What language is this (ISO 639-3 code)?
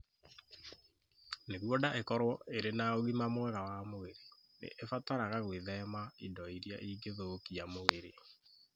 kik